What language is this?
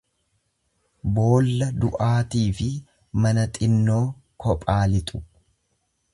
Oromo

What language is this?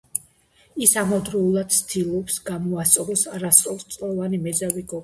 Georgian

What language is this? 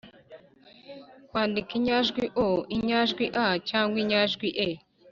Kinyarwanda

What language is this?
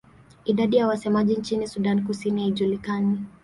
Swahili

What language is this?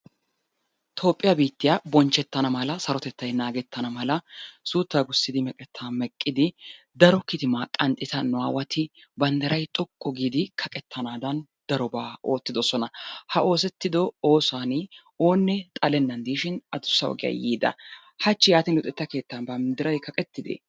Wolaytta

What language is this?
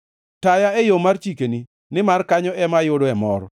Luo (Kenya and Tanzania)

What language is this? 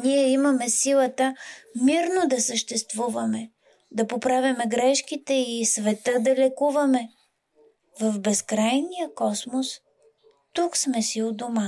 Bulgarian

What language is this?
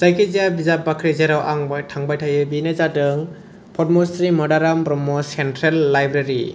Bodo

